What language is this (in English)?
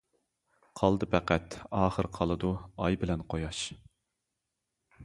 Uyghur